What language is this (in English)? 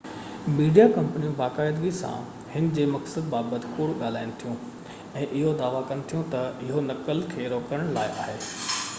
Sindhi